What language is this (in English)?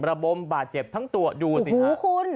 Thai